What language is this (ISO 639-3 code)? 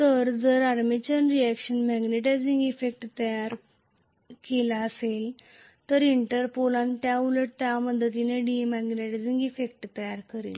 mar